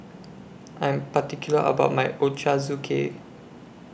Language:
English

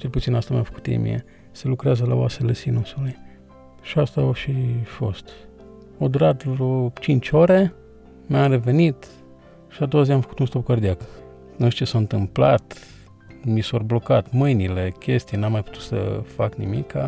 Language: Romanian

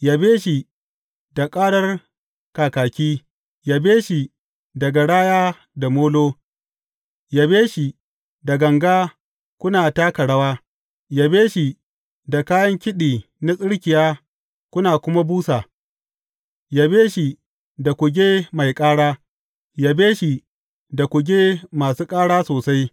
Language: Hausa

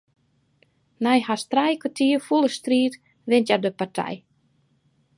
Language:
Western Frisian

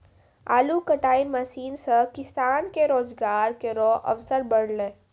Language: Maithili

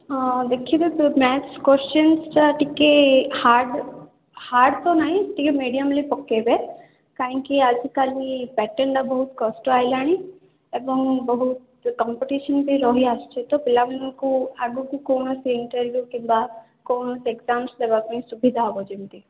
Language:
Odia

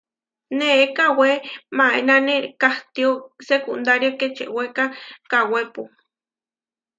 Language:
Huarijio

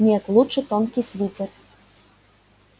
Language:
Russian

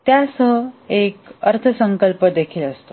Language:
Marathi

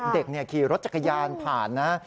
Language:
Thai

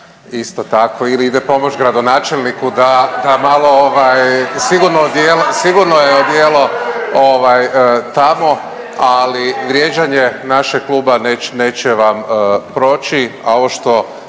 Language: Croatian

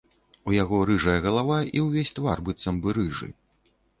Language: Belarusian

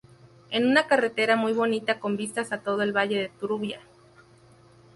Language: Spanish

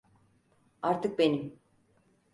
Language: Turkish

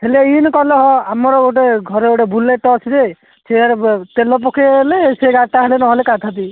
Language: Odia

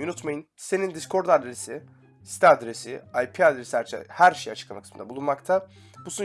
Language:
Turkish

